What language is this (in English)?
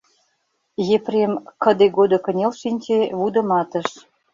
Mari